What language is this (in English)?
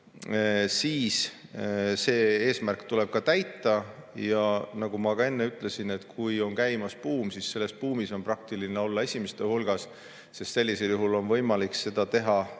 Estonian